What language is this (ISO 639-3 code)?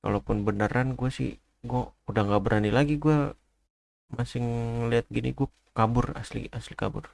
ind